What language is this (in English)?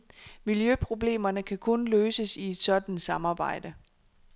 Danish